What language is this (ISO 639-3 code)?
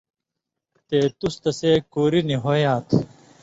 mvy